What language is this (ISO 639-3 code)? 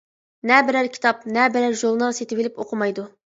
uig